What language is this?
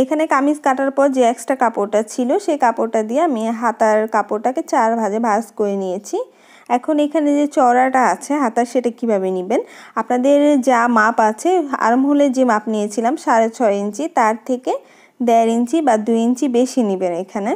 Bangla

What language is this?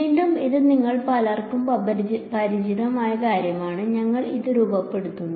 Malayalam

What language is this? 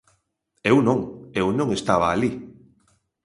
Galician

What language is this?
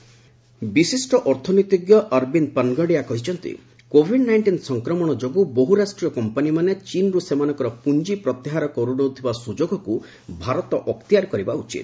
Odia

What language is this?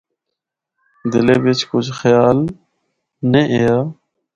Northern Hindko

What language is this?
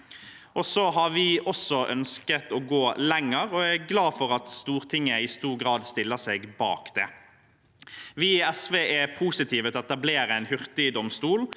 Norwegian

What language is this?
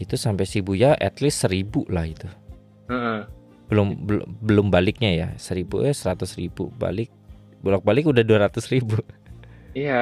Indonesian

